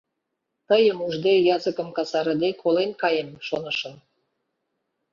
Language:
Mari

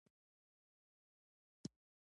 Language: Pashto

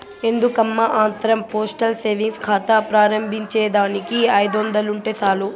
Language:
Telugu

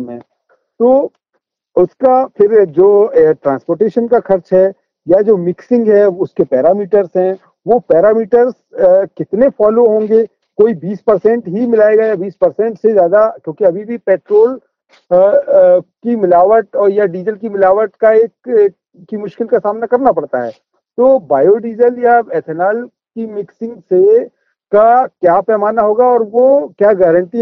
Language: Hindi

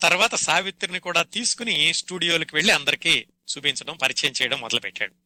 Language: Telugu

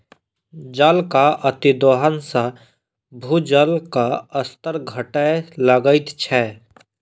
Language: Maithili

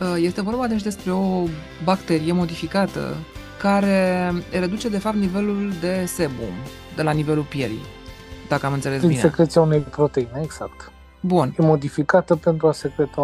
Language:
Romanian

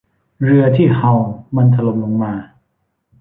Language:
Thai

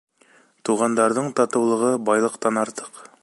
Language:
Bashkir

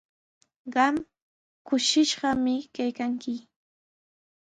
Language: Sihuas Ancash Quechua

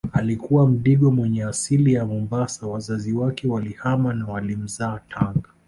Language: Swahili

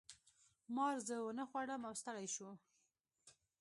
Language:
Pashto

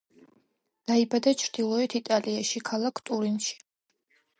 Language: Georgian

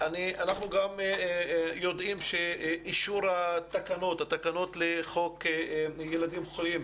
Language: Hebrew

